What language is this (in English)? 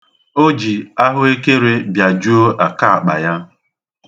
Igbo